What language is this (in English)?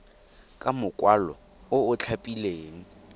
Tswana